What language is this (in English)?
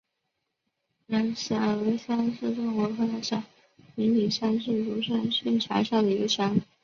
Chinese